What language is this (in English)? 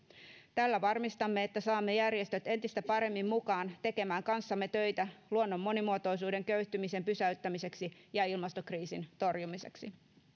Finnish